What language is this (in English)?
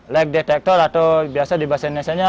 Indonesian